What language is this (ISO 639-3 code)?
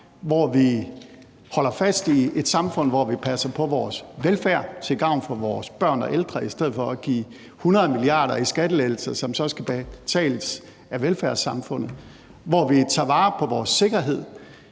dan